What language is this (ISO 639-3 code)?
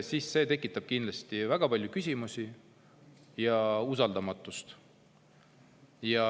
est